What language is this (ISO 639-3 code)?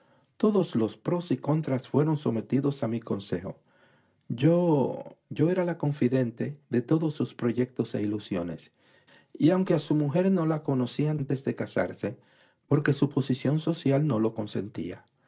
spa